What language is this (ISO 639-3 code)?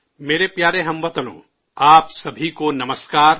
urd